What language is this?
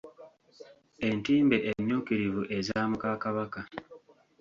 Ganda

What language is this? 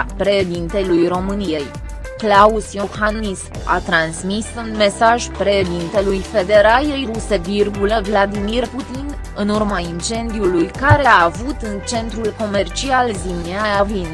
Romanian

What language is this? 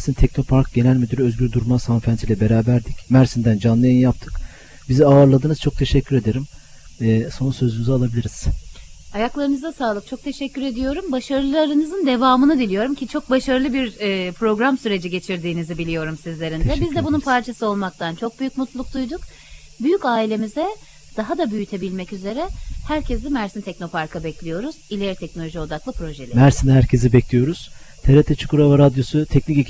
Turkish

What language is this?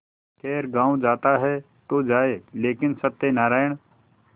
Hindi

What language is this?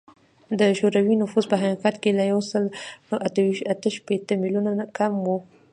Pashto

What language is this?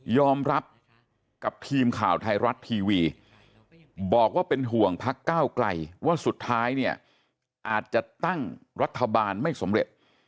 Thai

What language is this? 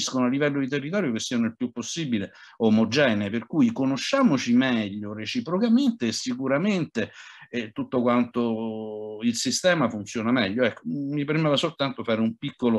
Italian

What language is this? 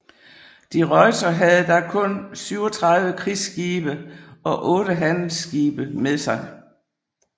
Danish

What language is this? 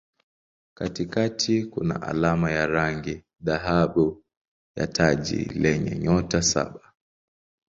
Swahili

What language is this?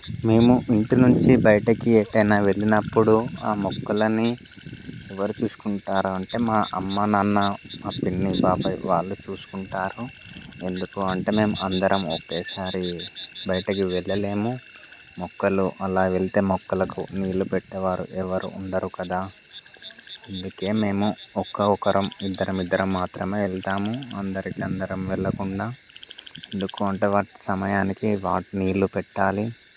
Telugu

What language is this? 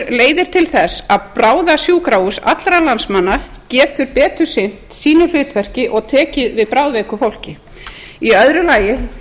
Icelandic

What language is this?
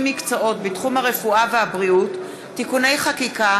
Hebrew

